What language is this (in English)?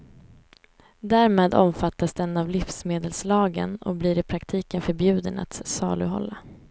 Swedish